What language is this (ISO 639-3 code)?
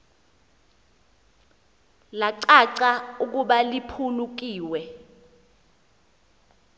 xho